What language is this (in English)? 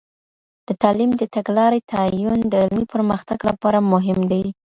Pashto